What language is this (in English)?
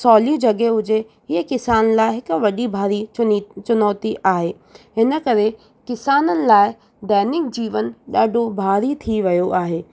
Sindhi